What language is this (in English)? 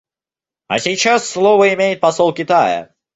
Russian